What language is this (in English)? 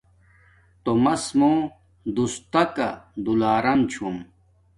Domaaki